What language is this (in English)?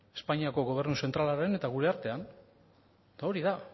Basque